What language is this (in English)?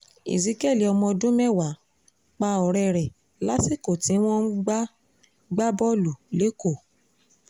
Yoruba